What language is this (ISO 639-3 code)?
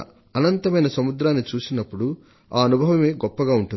tel